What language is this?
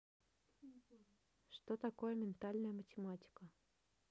Russian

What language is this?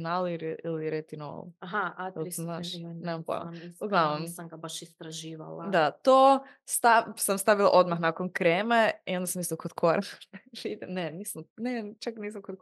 Croatian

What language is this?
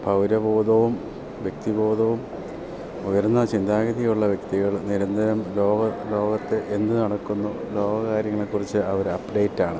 Malayalam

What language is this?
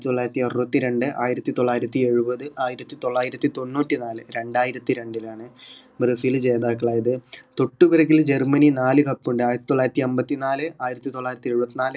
Malayalam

